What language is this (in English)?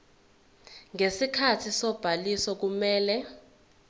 Zulu